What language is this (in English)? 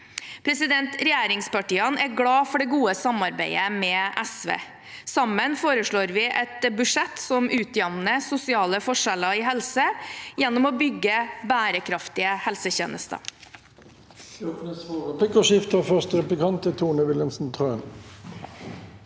Norwegian